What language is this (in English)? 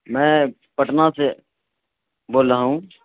Urdu